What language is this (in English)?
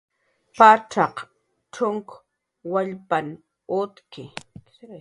Jaqaru